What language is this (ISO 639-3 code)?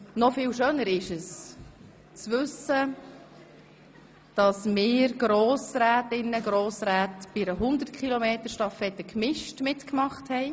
gsw